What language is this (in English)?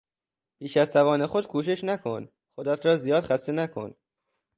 Persian